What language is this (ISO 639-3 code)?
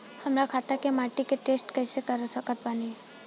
bho